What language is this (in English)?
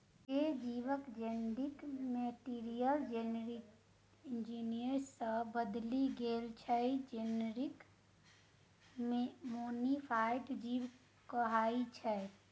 Maithili